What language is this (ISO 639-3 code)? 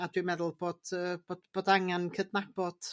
cym